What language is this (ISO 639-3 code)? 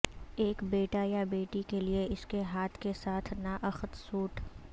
urd